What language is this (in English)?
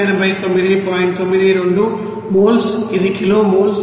Telugu